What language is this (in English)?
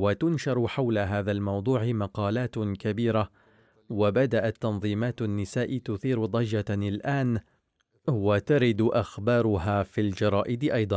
Arabic